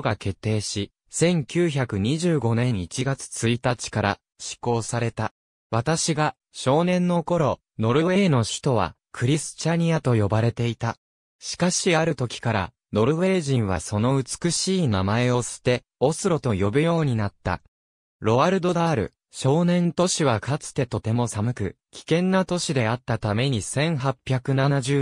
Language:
Japanese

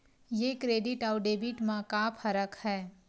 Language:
Chhattisgarhi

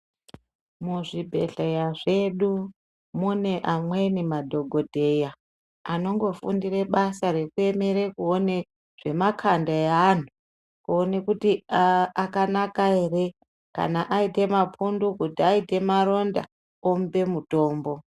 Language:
Ndau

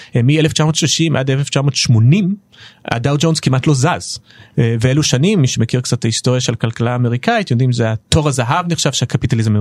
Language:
Hebrew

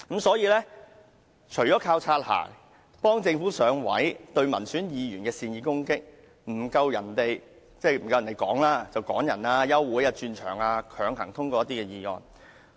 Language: Cantonese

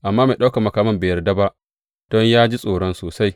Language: Hausa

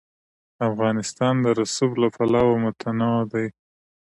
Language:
Pashto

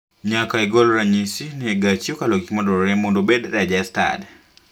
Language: Luo (Kenya and Tanzania)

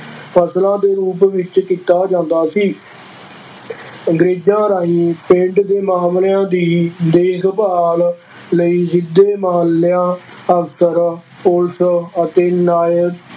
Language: Punjabi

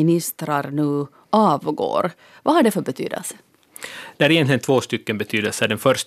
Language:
Swedish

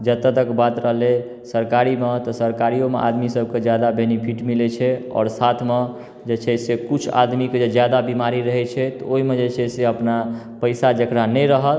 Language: Maithili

